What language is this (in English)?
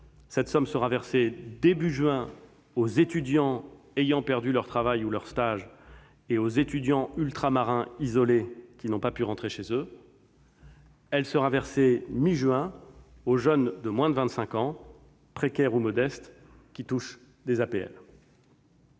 French